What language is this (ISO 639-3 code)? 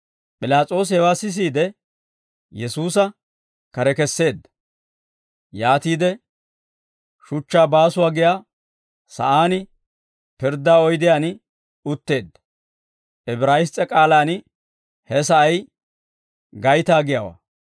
dwr